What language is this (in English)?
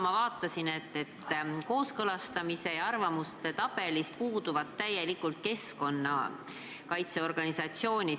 Estonian